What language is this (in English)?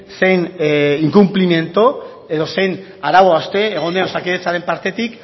Basque